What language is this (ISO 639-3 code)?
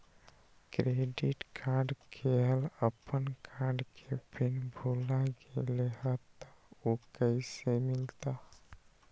mag